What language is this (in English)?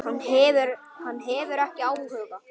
Icelandic